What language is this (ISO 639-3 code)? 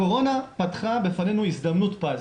heb